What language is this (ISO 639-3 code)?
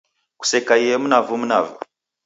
dav